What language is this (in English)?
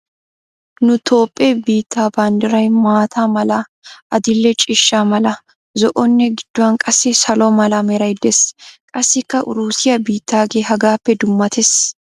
Wolaytta